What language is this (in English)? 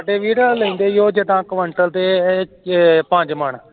Punjabi